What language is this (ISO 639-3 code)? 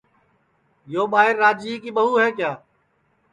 ssi